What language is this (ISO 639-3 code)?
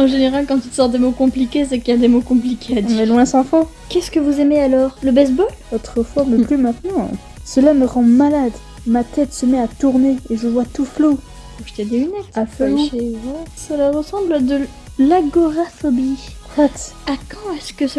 fra